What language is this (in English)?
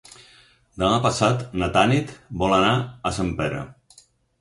Catalan